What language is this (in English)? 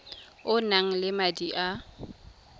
Tswana